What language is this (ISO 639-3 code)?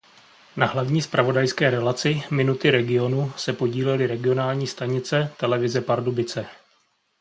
ces